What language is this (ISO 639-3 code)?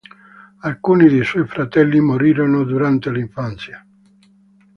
ita